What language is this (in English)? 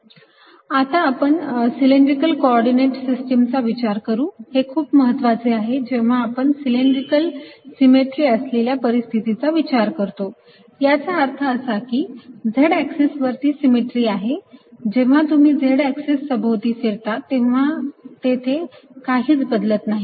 Marathi